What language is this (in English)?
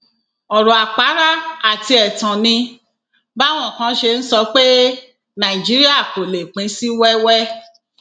Yoruba